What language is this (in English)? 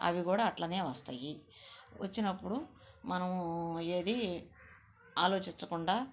Telugu